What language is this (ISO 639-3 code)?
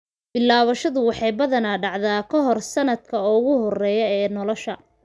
som